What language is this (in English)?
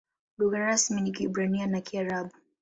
Swahili